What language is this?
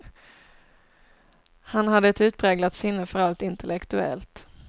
Swedish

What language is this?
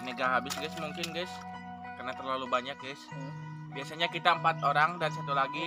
Indonesian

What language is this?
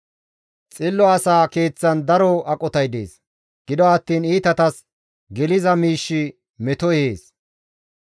Gamo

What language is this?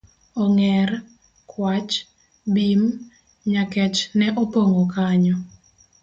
Luo (Kenya and Tanzania)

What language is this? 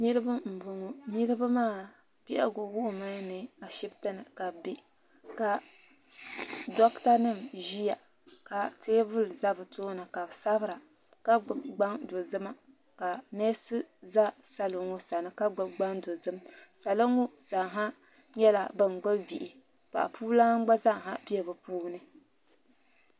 Dagbani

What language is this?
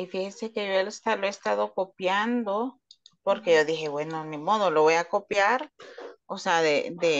Spanish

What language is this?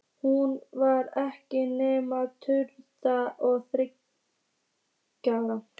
Icelandic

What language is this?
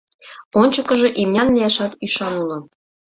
Mari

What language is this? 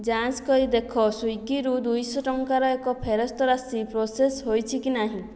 Odia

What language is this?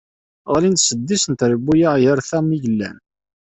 Kabyle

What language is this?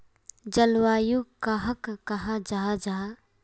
Magahi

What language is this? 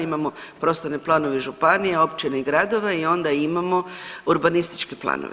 Croatian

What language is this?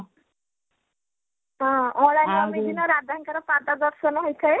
Odia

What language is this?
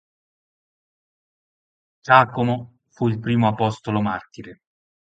Italian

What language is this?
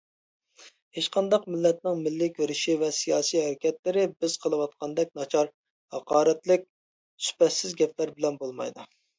Uyghur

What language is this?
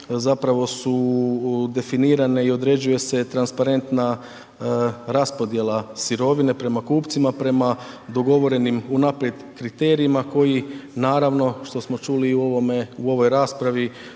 Croatian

